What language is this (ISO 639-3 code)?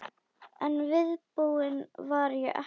isl